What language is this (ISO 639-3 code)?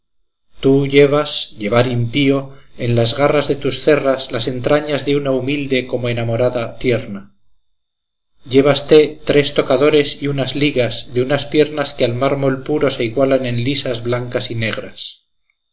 spa